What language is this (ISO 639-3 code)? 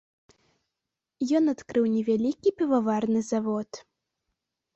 bel